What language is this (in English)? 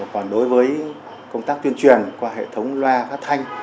Vietnamese